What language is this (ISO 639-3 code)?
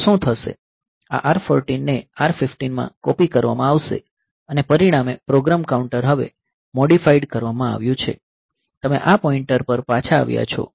guj